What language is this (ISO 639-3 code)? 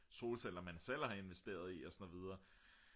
dan